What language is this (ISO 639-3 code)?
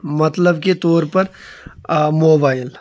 kas